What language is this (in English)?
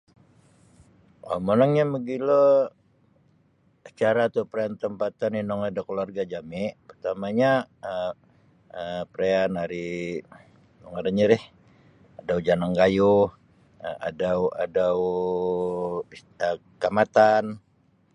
Sabah Bisaya